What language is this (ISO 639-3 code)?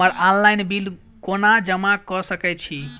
mai